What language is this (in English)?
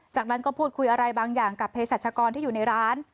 Thai